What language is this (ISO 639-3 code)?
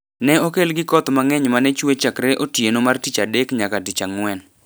luo